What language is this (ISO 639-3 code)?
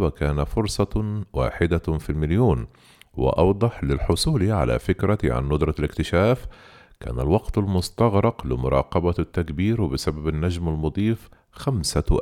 ara